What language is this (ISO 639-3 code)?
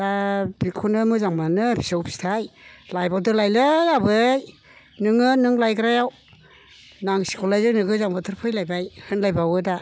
brx